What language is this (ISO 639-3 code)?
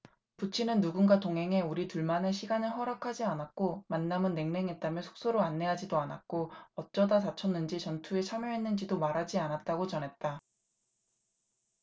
kor